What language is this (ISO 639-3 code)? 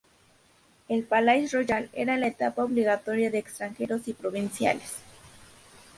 spa